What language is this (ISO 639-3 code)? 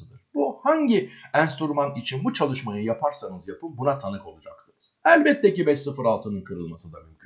tur